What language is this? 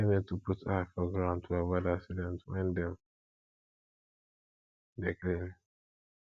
Nigerian Pidgin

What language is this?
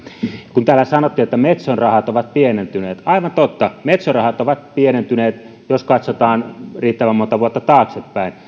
Finnish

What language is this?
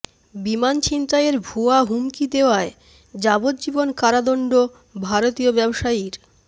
Bangla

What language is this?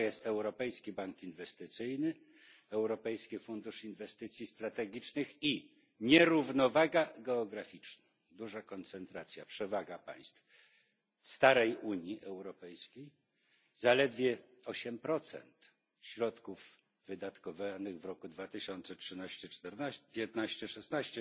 Polish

